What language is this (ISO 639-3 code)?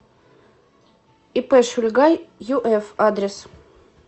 rus